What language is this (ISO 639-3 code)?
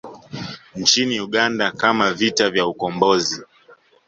swa